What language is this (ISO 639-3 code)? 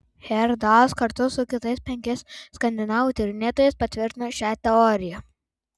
lit